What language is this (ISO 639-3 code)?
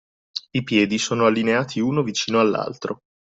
ita